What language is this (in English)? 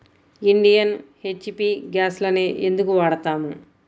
Telugu